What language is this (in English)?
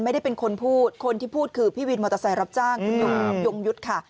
Thai